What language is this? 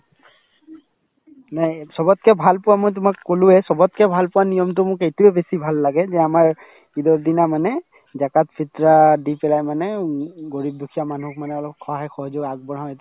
Assamese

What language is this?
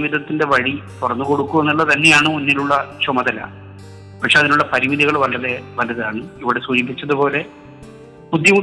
Malayalam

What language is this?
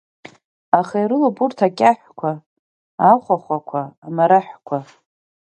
Abkhazian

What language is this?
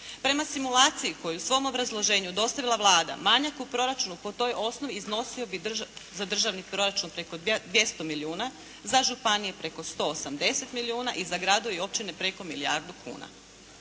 Croatian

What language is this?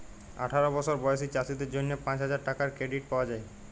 Bangla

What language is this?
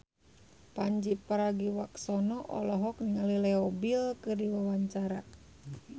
Sundanese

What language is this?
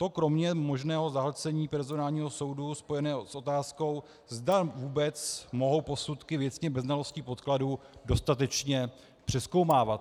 Czech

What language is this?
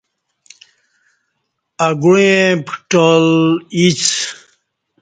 Kati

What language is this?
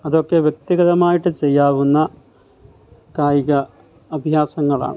Malayalam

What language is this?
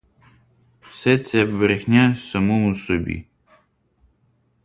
Ukrainian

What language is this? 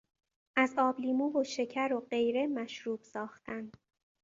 Persian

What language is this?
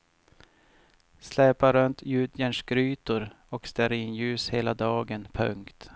Swedish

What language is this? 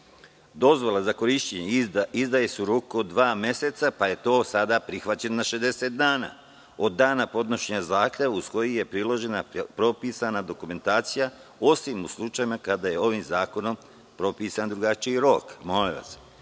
Serbian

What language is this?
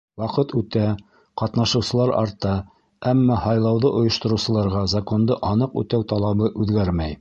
Bashkir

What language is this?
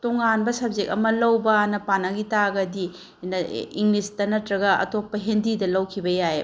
Manipuri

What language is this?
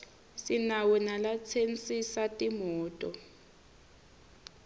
Swati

